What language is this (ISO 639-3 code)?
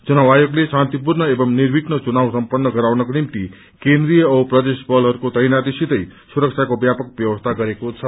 nep